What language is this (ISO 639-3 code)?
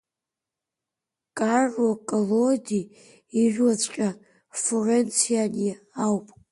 abk